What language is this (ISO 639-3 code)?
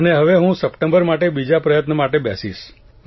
guj